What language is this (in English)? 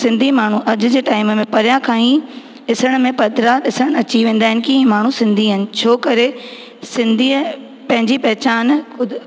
Sindhi